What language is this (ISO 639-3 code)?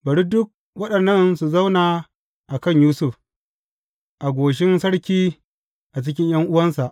hau